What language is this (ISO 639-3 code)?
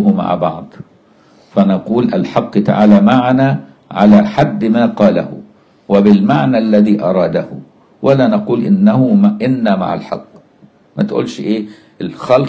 ara